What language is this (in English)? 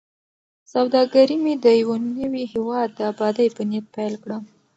Pashto